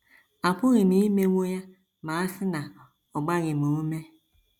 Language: Igbo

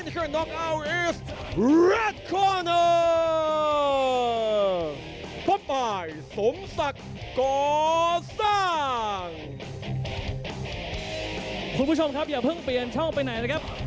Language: Thai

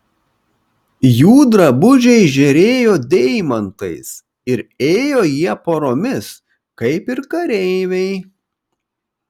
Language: Lithuanian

